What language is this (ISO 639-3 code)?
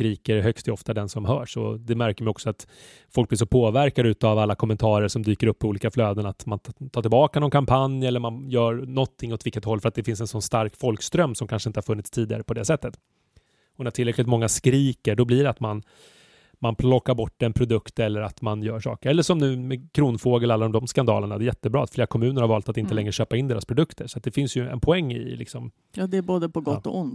swe